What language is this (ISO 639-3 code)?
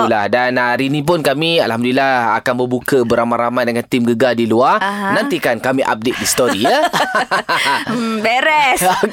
msa